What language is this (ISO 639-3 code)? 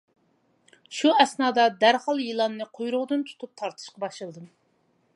uig